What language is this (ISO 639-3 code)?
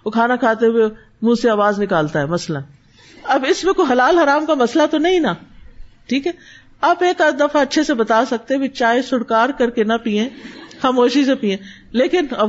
urd